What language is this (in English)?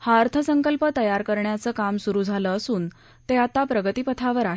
Marathi